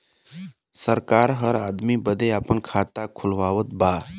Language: Bhojpuri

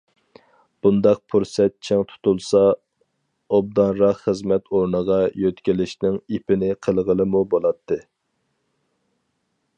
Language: Uyghur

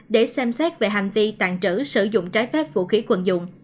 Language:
Vietnamese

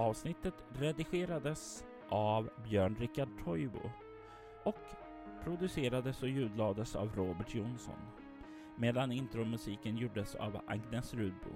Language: Swedish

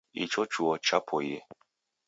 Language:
Taita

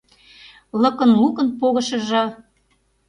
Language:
Mari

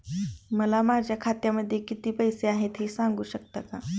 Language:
Marathi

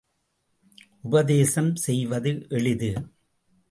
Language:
Tamil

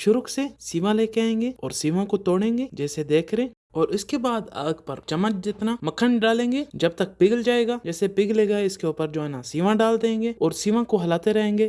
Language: Arabic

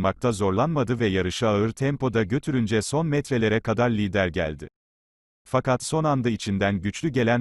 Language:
Turkish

